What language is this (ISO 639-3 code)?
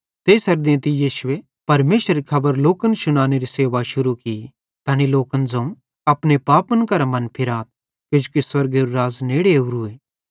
bhd